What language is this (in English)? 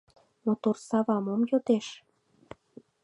Mari